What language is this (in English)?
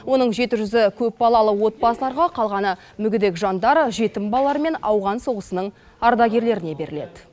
Kazakh